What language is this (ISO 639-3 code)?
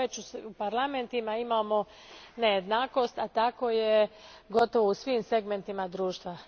hrv